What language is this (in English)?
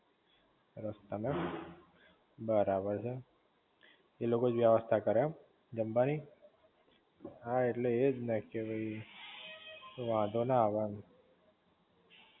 Gujarati